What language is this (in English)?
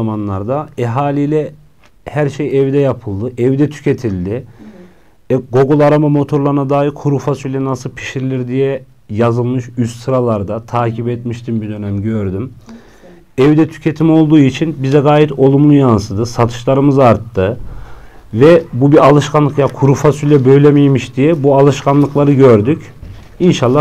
Turkish